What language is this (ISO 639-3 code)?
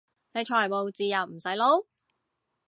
yue